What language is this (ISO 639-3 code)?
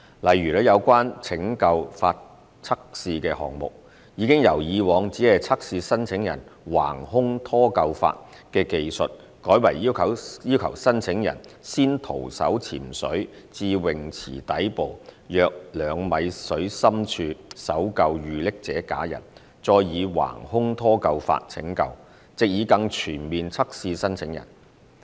yue